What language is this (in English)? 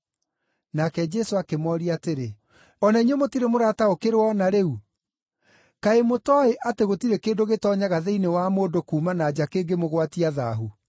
Kikuyu